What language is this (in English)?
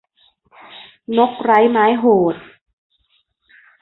Thai